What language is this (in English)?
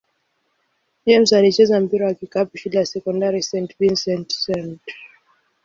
Swahili